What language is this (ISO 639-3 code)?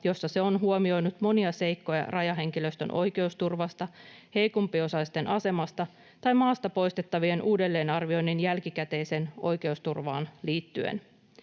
fin